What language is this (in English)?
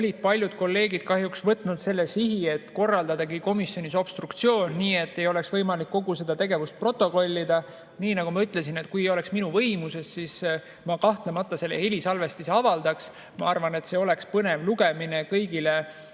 Estonian